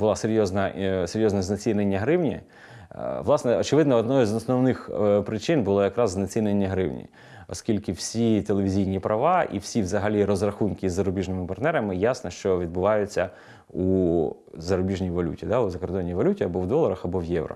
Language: Ukrainian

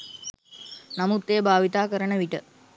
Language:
Sinhala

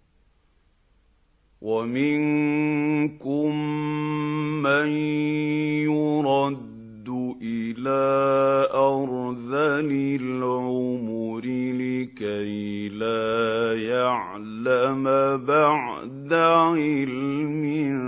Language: Arabic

